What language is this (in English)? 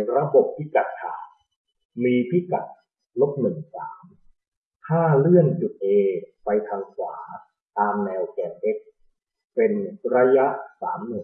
Thai